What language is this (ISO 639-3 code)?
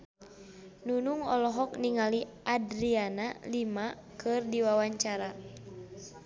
sun